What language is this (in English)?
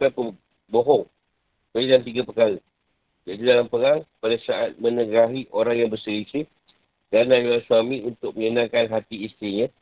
Malay